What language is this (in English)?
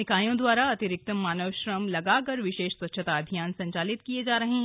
Hindi